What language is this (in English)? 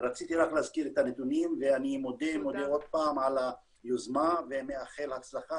Hebrew